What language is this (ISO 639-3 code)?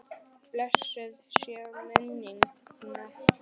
isl